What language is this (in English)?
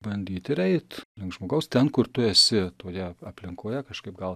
Lithuanian